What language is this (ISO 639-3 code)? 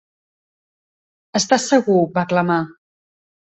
cat